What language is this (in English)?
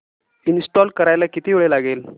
Marathi